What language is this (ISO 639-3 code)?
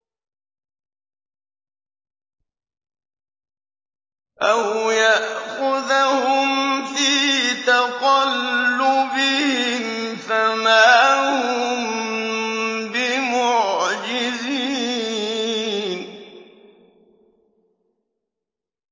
ara